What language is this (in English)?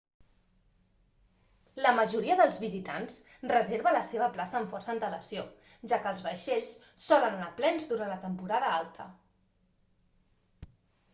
Catalan